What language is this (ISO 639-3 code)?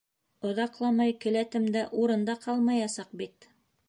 bak